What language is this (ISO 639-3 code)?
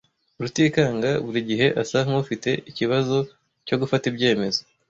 kin